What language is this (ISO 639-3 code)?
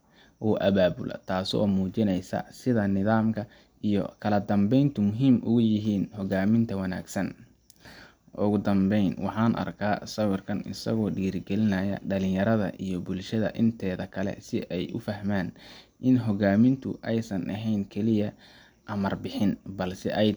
som